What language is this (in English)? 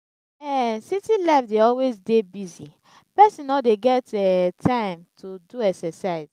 Nigerian Pidgin